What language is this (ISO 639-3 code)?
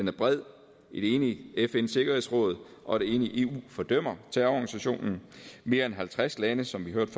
dan